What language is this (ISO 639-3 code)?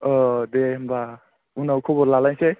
brx